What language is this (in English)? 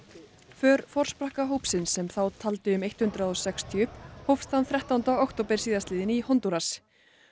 Icelandic